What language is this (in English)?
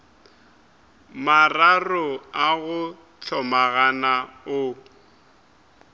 Northern Sotho